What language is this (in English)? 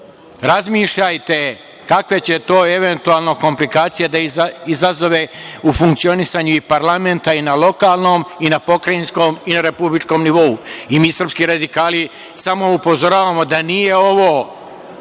Serbian